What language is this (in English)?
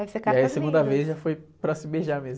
Portuguese